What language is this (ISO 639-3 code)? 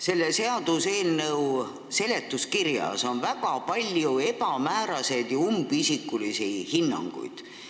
est